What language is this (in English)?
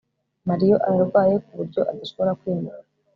Kinyarwanda